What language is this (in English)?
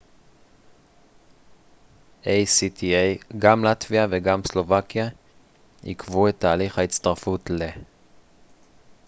Hebrew